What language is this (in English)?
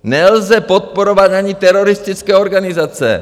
Czech